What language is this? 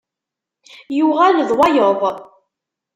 Kabyle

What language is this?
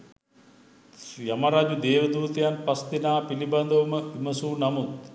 Sinhala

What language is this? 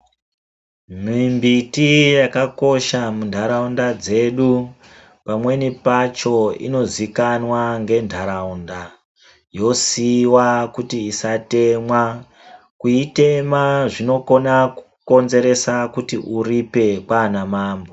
Ndau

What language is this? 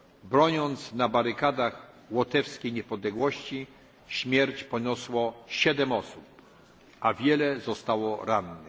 Polish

